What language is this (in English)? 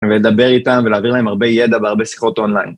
Hebrew